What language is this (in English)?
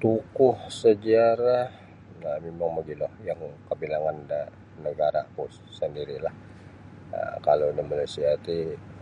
Sabah Bisaya